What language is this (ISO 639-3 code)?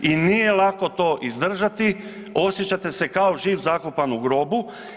hrv